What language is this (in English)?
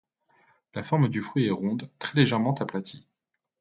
French